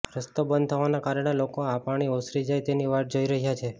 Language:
Gujarati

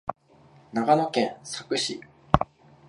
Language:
Japanese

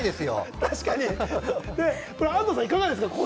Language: Japanese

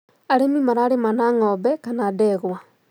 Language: Kikuyu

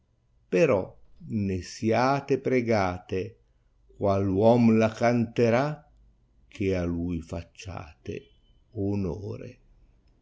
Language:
Italian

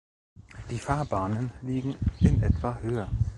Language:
German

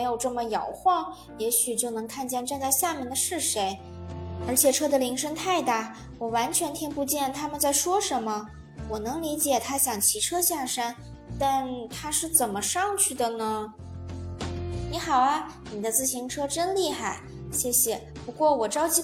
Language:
Chinese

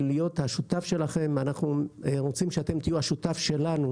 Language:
Hebrew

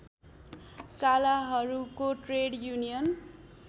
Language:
Nepali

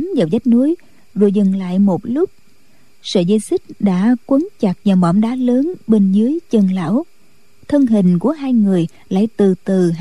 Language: Vietnamese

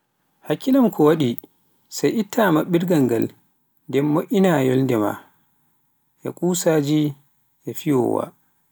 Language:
Pular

